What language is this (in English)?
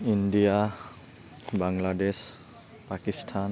Assamese